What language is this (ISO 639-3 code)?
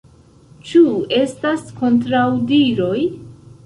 epo